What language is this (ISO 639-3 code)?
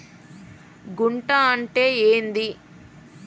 tel